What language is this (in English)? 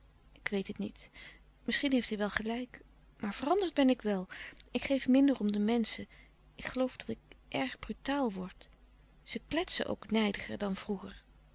Dutch